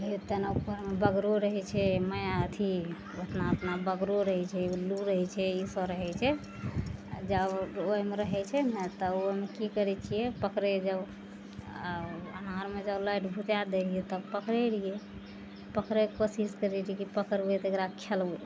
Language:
Maithili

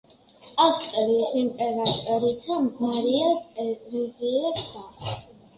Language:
Georgian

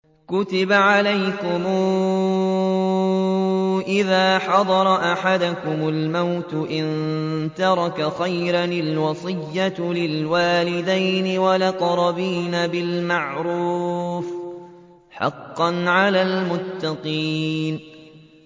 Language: Arabic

